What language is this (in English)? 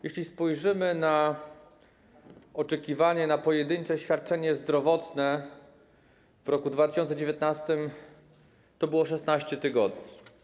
Polish